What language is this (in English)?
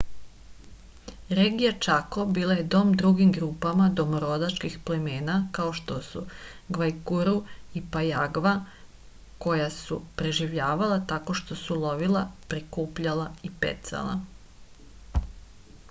Serbian